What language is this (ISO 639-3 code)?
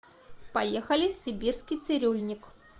rus